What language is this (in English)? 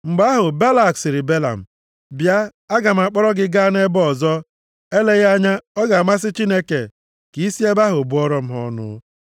Igbo